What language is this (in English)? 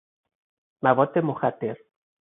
Persian